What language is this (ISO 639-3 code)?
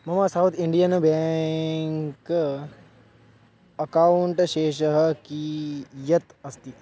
san